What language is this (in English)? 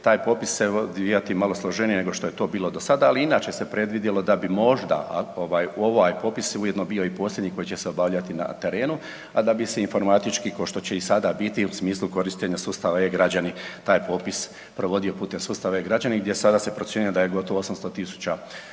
Croatian